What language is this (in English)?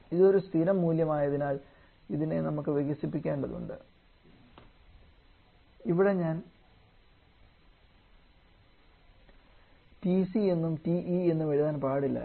Malayalam